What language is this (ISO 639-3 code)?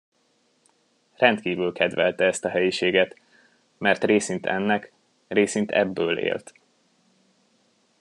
hun